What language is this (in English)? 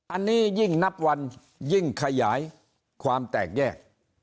Thai